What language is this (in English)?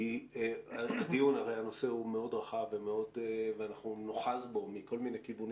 Hebrew